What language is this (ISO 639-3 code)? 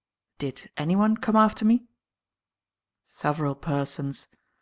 eng